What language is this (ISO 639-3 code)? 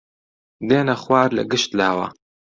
ckb